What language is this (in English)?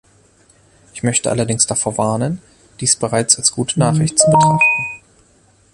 German